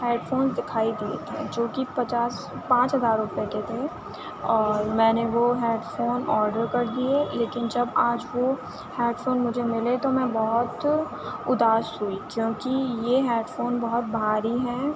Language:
Urdu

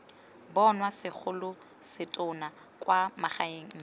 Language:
Tswana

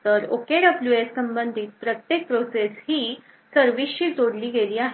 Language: Marathi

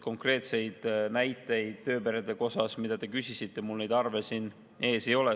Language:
Estonian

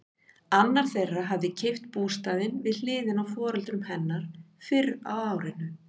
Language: Icelandic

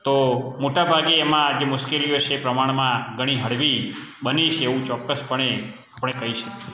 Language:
Gujarati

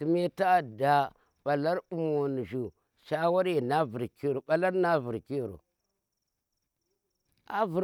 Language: Tera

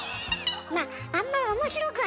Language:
Japanese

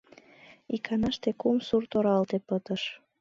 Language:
Mari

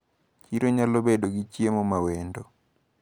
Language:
Luo (Kenya and Tanzania)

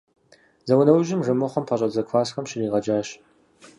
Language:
Kabardian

